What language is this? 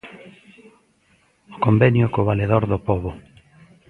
Galician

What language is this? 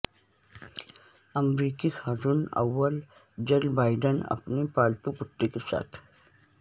Urdu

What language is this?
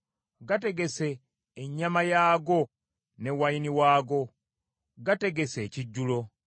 Ganda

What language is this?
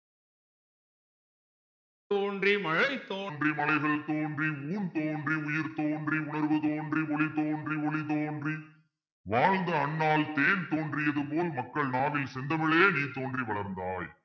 Tamil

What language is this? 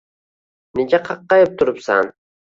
Uzbek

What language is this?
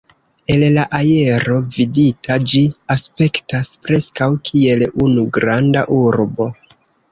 Esperanto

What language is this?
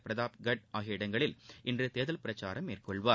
Tamil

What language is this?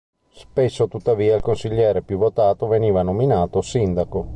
Italian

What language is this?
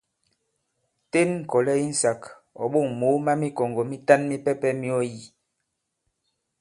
Bankon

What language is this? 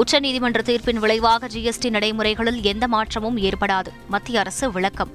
Tamil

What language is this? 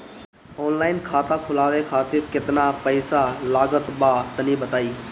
Bhojpuri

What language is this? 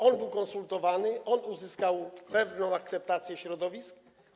Polish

